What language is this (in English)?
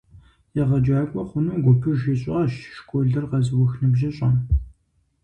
Kabardian